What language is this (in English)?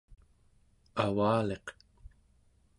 Central Yupik